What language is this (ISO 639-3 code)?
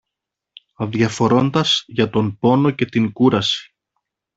ell